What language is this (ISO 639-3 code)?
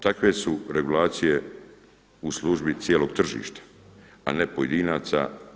hrv